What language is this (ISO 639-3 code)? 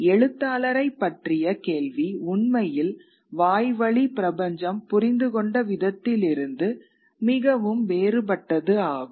tam